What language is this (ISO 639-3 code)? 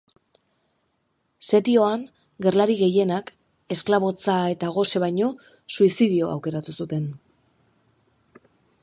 eus